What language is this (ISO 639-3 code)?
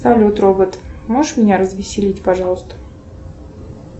rus